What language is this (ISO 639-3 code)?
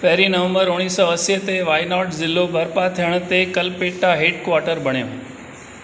snd